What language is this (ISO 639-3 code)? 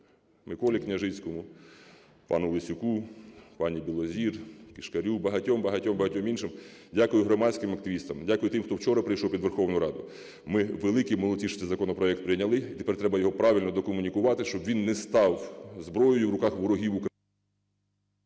ukr